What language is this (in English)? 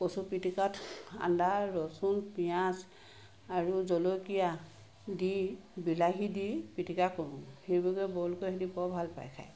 Assamese